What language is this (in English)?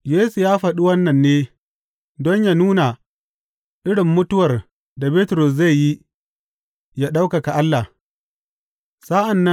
Hausa